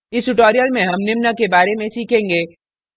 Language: Hindi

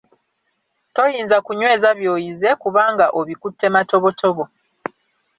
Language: Ganda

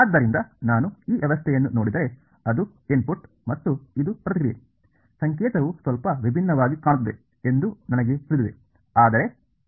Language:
Kannada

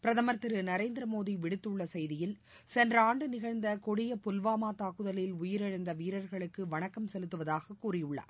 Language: Tamil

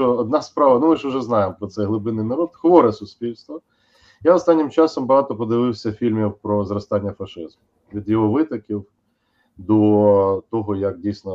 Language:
Ukrainian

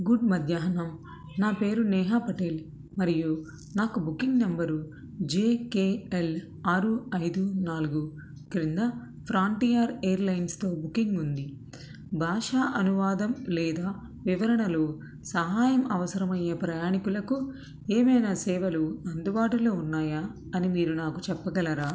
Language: Telugu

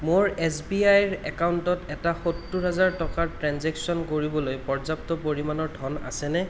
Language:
Assamese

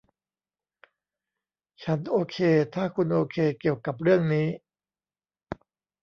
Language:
Thai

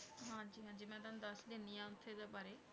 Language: Punjabi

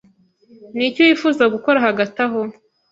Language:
Kinyarwanda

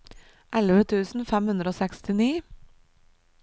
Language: Norwegian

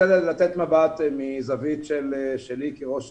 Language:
Hebrew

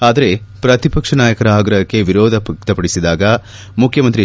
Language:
Kannada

